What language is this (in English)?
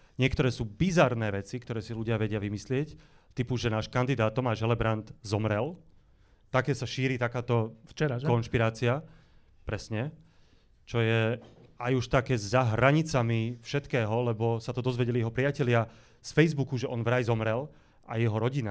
Slovak